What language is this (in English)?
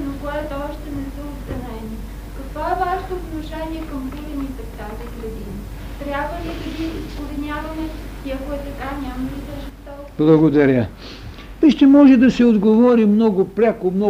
Bulgarian